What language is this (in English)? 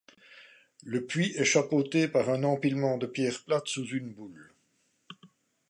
French